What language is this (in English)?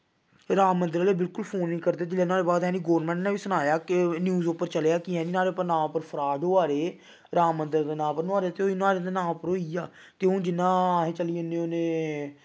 Dogri